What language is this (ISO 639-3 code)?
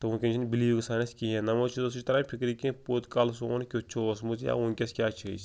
kas